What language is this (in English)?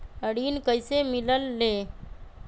Magahi